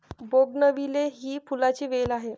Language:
Marathi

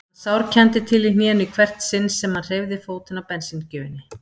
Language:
Icelandic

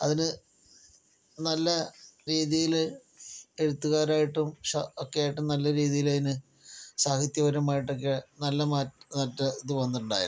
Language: Malayalam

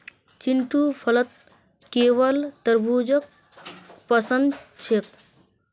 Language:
Magahi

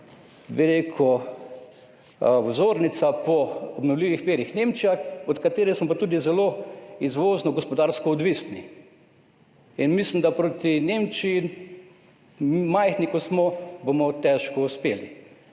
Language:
Slovenian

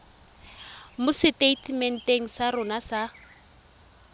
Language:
Tswana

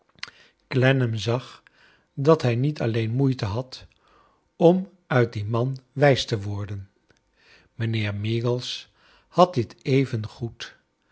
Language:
Dutch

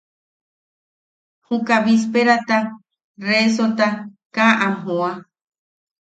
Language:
Yaqui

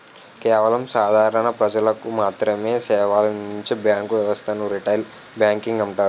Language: Telugu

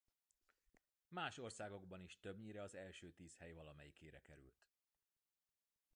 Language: Hungarian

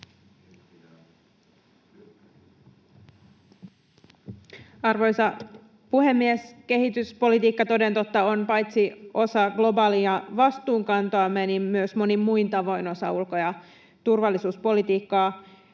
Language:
Finnish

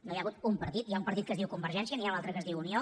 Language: Catalan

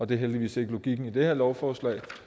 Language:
Danish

